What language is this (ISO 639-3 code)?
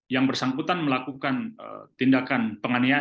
ind